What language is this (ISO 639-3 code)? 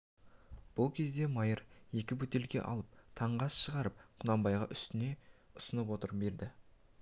kaz